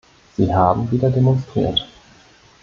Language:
German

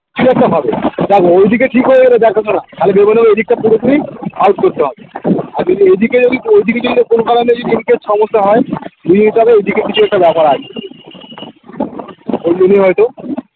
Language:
Bangla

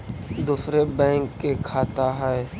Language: Magahi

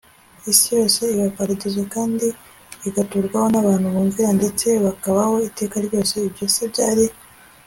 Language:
Kinyarwanda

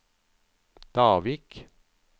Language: Norwegian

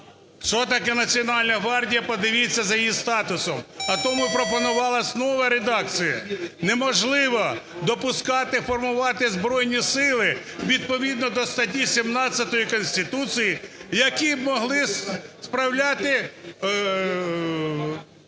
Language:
Ukrainian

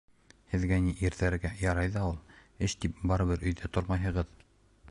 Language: Bashkir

